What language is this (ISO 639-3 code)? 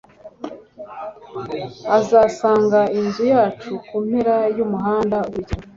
kin